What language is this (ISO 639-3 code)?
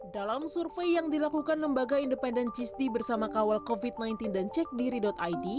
ind